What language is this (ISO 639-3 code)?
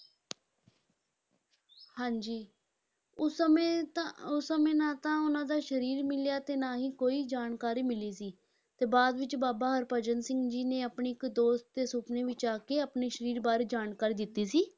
pan